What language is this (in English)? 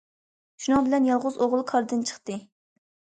Uyghur